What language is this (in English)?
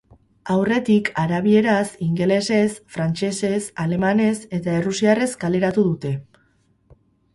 Basque